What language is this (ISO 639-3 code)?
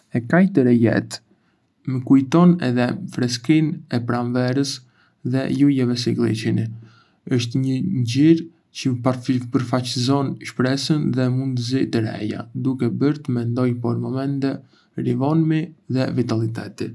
aae